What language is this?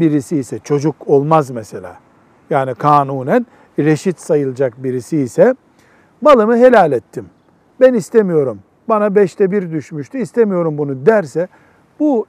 Turkish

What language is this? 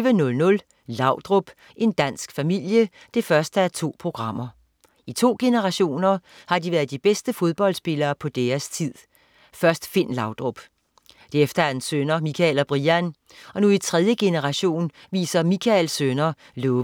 Danish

